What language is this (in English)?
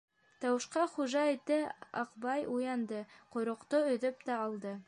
Bashkir